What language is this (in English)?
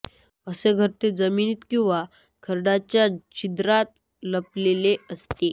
Marathi